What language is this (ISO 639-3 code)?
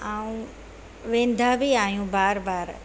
snd